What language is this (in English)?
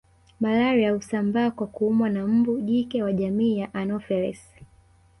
Swahili